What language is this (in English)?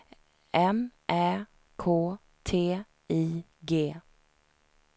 Swedish